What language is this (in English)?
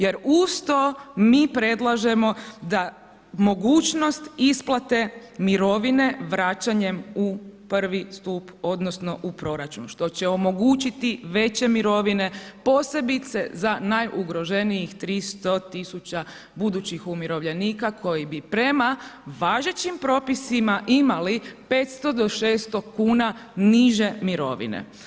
Croatian